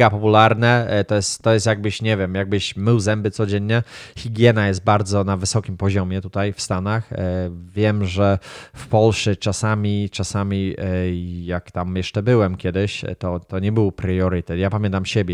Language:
Polish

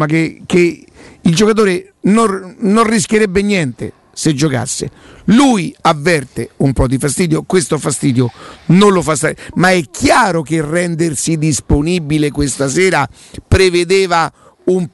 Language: Italian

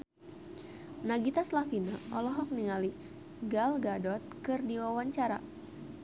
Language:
Sundanese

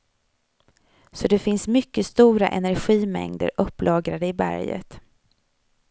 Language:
Swedish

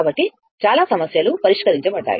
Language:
Telugu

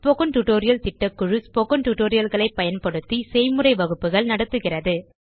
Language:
Tamil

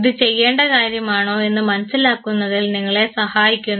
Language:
Malayalam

